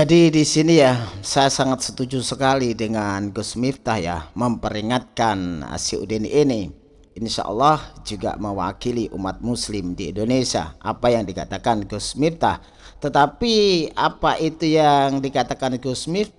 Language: Indonesian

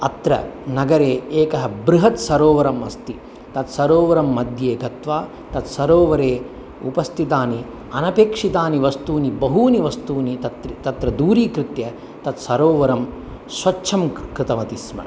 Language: Sanskrit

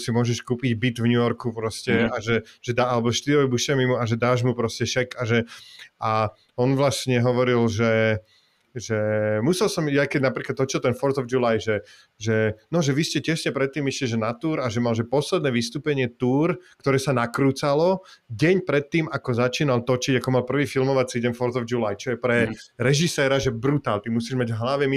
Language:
Slovak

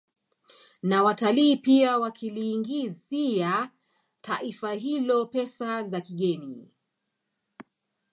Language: Swahili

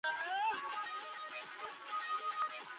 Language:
Georgian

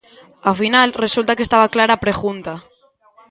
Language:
Galician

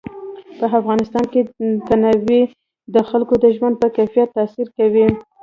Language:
Pashto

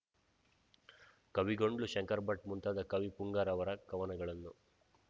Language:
Kannada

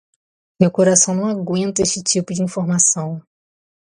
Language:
Portuguese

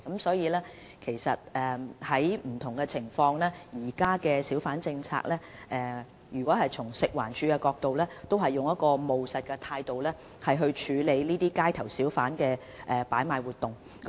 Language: Cantonese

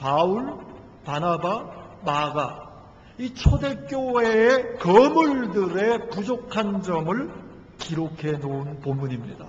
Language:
Korean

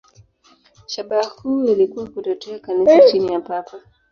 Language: Swahili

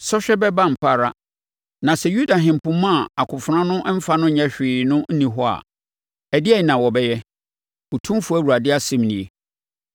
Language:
Akan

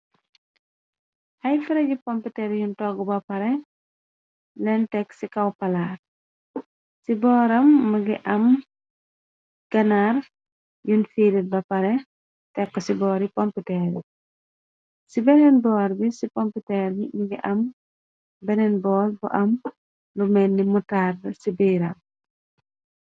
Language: Wolof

